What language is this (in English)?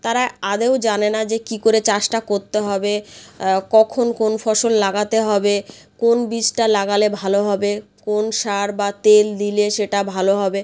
Bangla